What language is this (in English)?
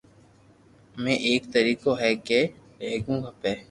Loarki